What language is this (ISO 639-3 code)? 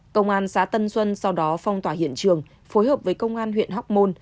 vie